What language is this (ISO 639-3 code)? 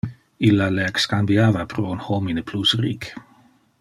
ina